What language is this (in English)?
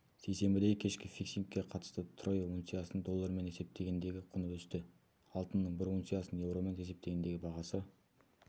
Kazakh